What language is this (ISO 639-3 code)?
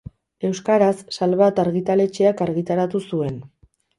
eus